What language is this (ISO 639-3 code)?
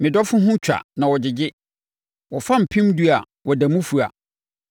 aka